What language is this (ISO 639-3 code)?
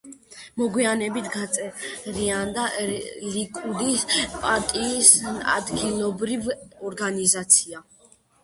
kat